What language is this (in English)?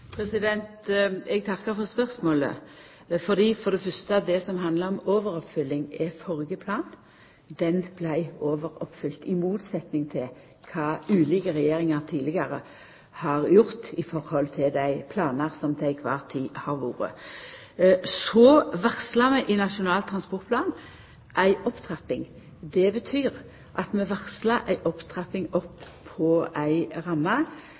Norwegian